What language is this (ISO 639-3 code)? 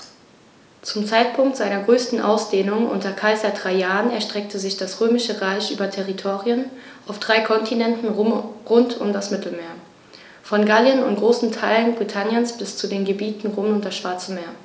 deu